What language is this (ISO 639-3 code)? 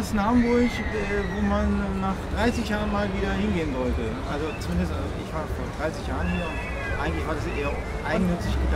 deu